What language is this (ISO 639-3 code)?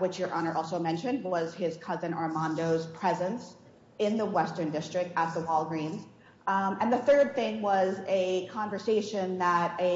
eng